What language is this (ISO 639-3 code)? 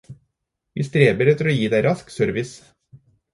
nob